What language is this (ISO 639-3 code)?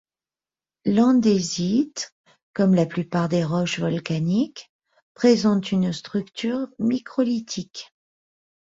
fra